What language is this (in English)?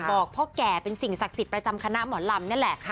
Thai